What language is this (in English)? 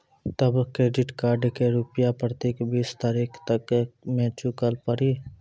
Maithili